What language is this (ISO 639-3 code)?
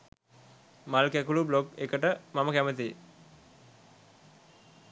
sin